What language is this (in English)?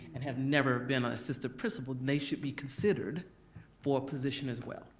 English